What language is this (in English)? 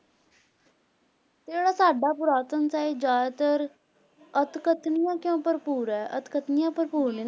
Punjabi